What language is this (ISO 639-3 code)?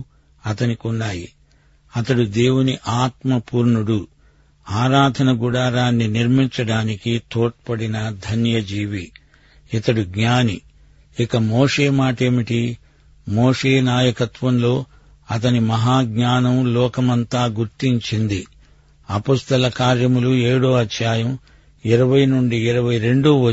tel